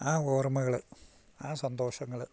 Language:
Malayalam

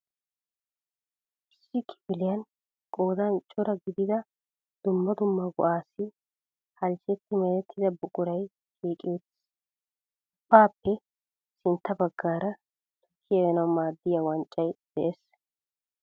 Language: Wolaytta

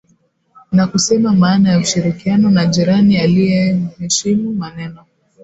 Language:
Swahili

